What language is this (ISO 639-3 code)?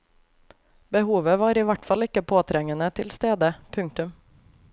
nor